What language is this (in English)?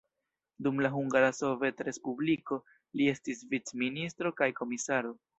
Esperanto